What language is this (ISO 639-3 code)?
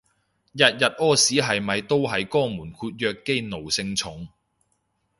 yue